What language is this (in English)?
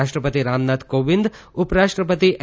Gujarati